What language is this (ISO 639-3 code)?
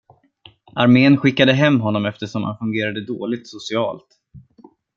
swe